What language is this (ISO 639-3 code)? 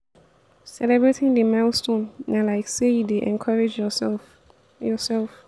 pcm